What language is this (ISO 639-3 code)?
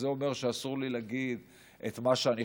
heb